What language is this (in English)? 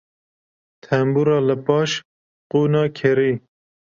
Kurdish